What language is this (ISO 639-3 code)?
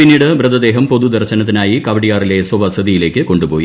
mal